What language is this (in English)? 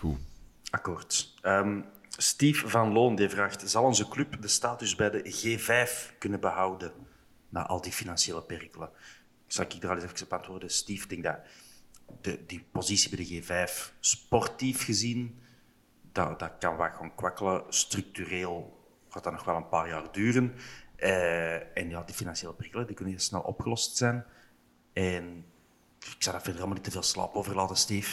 Dutch